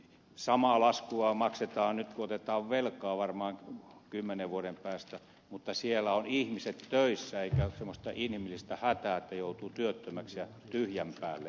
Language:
Finnish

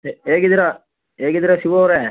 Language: Kannada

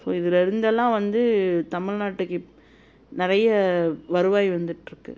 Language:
Tamil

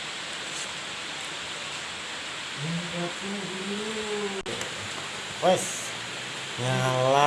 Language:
Indonesian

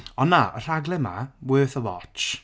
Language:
Welsh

